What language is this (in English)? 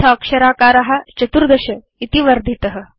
Sanskrit